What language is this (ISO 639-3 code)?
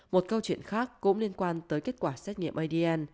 vie